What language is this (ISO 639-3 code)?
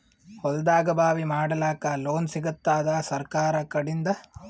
kan